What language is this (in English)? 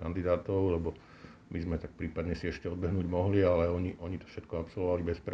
Slovak